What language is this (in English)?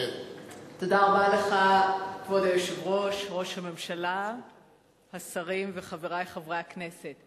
Hebrew